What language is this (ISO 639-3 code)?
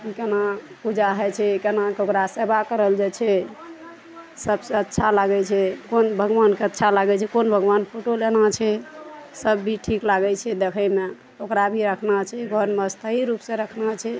mai